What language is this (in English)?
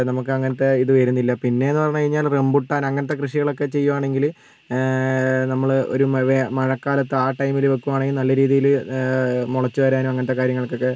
Malayalam